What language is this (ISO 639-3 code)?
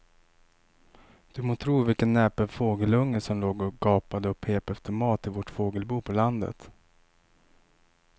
swe